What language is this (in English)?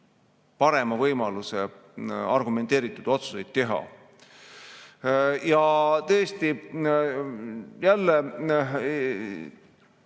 Estonian